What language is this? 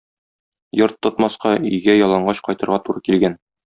Tatar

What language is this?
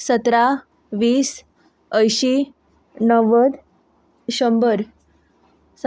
Konkani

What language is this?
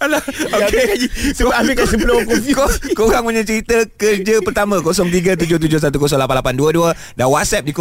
Malay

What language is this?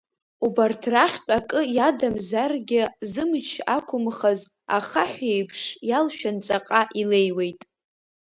Abkhazian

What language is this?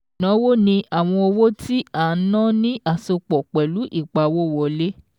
Yoruba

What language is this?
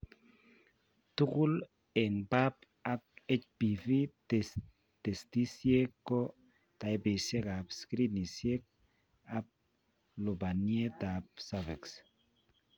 Kalenjin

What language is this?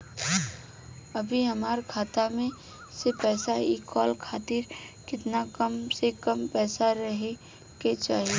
Bhojpuri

